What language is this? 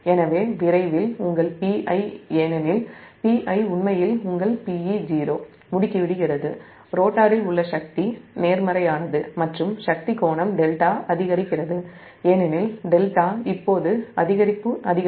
Tamil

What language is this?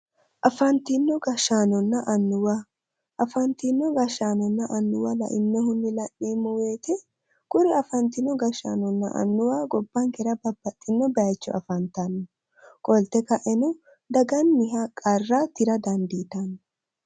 Sidamo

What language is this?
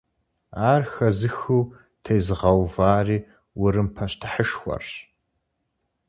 Kabardian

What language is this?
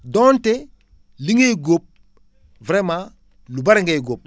Wolof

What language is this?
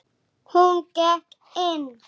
Icelandic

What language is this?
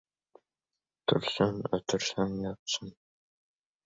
Uzbek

